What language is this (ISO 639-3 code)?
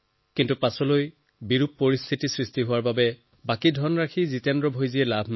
asm